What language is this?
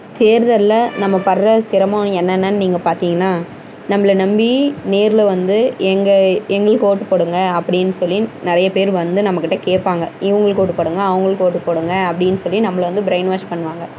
Tamil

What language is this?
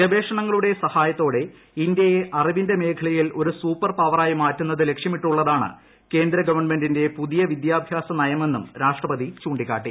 Malayalam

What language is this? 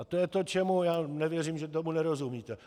Czech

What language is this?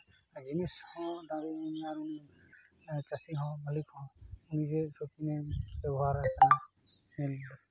Santali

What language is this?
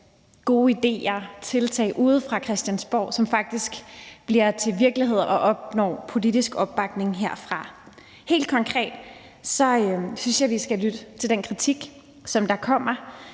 Danish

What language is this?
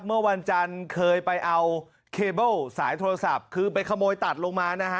Thai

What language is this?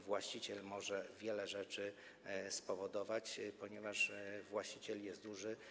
Polish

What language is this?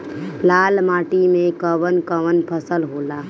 Bhojpuri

